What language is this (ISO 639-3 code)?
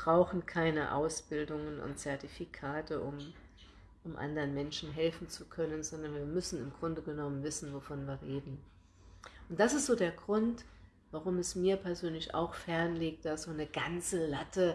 deu